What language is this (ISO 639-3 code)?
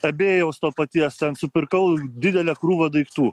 lit